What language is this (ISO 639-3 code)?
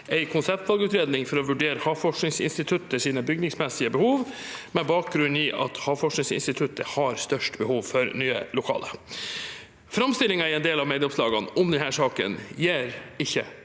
nor